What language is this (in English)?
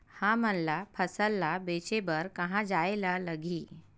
Chhattisgarhi